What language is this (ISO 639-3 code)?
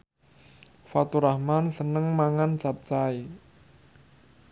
jav